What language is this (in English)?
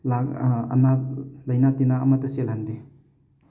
Manipuri